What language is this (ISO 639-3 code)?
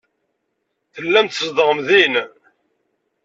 kab